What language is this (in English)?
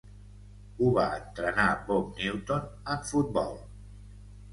Catalan